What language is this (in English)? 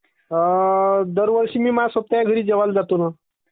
Marathi